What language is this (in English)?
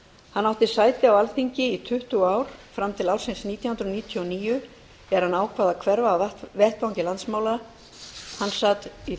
Icelandic